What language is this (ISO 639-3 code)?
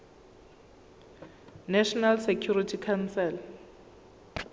zul